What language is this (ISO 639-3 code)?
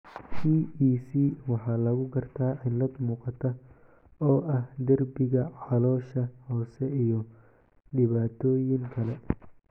som